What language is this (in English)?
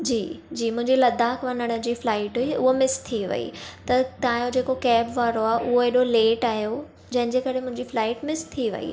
Sindhi